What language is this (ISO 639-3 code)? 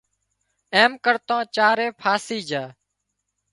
kxp